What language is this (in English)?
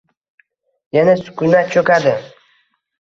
Uzbek